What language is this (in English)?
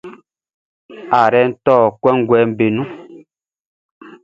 Baoulé